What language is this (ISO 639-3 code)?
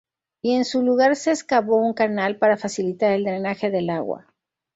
spa